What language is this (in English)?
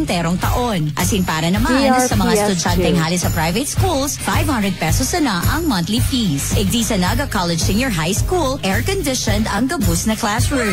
Filipino